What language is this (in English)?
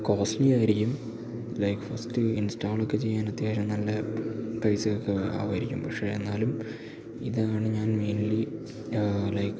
Malayalam